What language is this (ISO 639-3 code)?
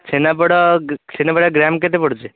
ori